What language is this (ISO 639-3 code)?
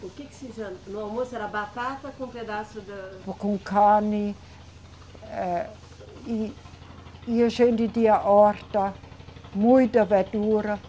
por